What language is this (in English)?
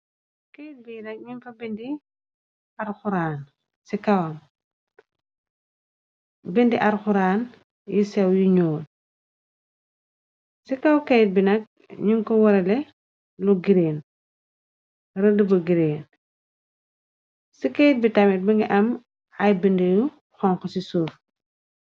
Wolof